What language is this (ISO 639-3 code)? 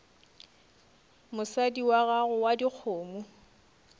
nso